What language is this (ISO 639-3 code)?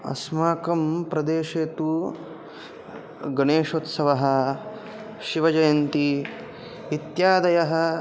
san